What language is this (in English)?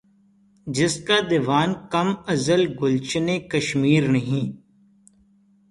Urdu